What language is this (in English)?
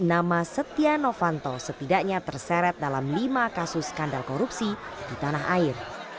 Indonesian